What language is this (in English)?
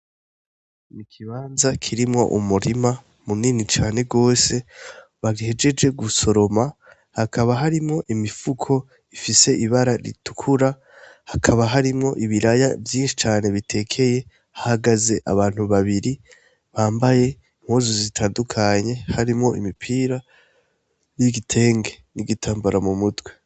Rundi